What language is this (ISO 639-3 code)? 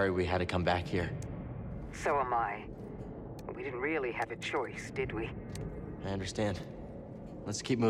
eng